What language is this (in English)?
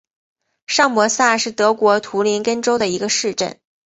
Chinese